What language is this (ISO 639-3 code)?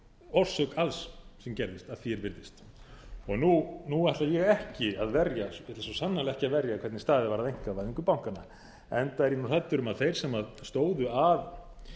isl